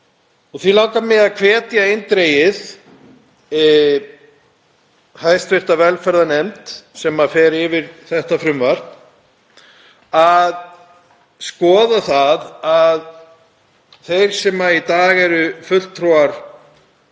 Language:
Icelandic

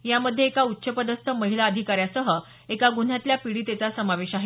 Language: Marathi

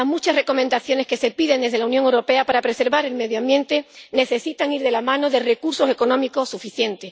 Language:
Spanish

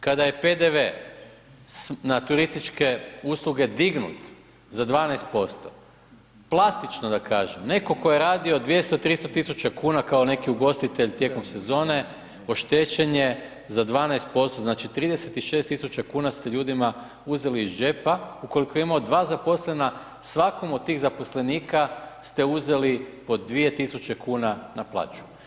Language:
Croatian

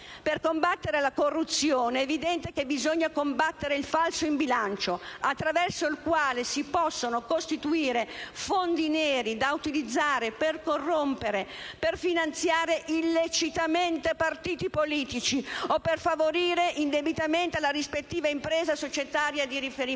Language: Italian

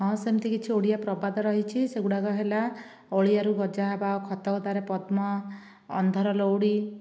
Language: Odia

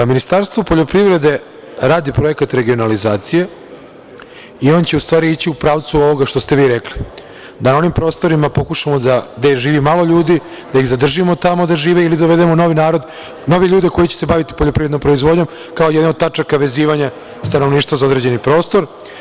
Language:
Serbian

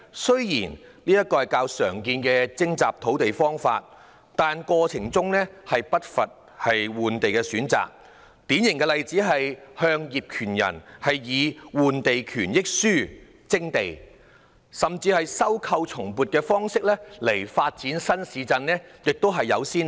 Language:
Cantonese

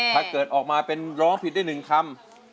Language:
Thai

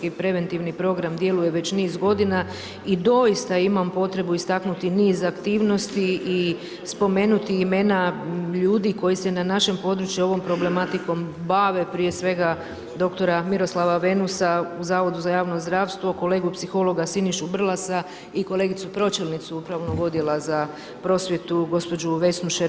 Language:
Croatian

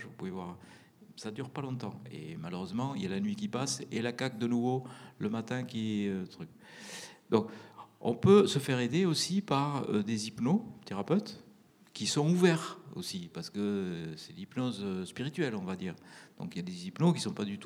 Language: French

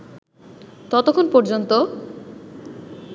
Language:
Bangla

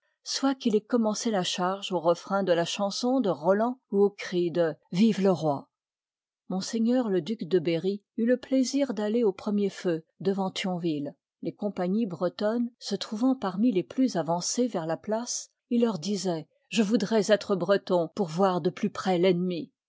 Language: French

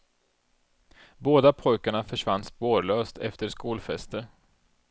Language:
Swedish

